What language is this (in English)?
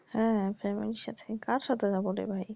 Bangla